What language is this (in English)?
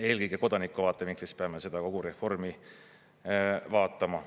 Estonian